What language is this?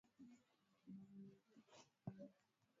Swahili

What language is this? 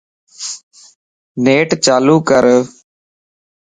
Lasi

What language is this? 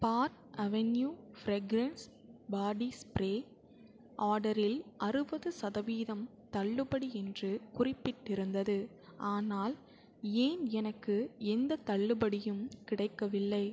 Tamil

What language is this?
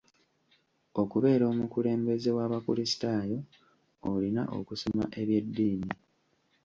Ganda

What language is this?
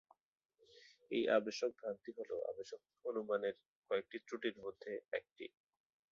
Bangla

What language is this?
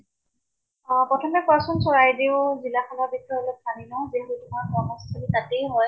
Assamese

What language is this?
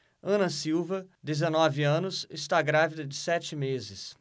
Portuguese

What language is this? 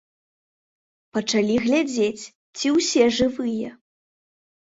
Belarusian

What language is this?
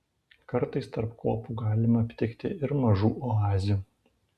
Lithuanian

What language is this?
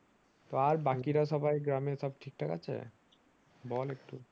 Bangla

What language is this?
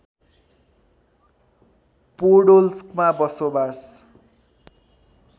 Nepali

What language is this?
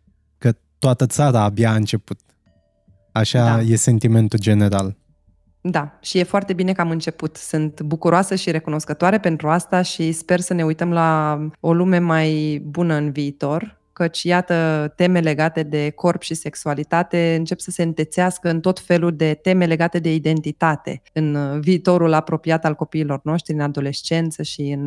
Romanian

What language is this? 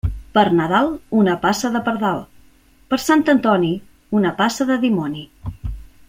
Catalan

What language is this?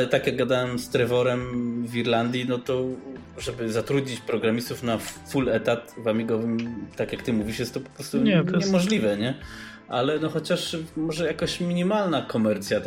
Polish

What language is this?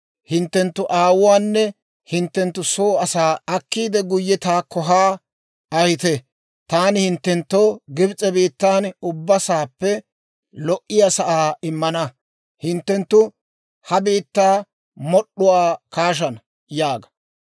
Dawro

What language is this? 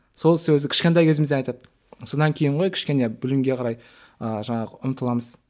Kazakh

